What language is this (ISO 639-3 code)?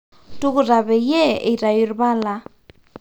mas